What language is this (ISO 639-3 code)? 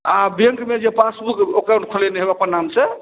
mai